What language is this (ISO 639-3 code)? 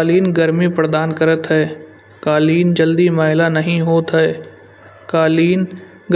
bjj